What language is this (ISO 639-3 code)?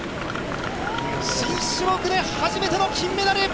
jpn